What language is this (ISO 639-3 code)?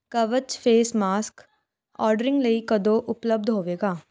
pan